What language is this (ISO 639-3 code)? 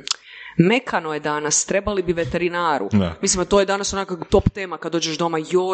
hrv